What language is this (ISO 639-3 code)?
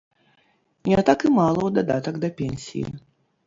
bel